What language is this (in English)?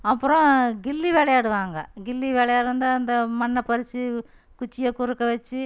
Tamil